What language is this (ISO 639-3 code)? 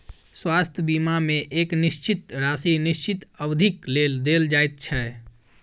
mai